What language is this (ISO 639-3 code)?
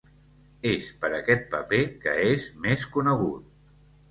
cat